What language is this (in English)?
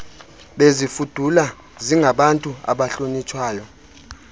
Xhosa